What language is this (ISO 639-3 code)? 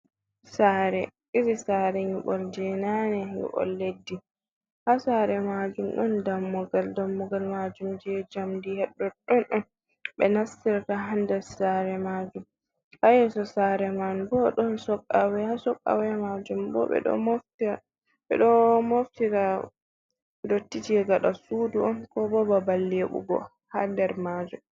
ful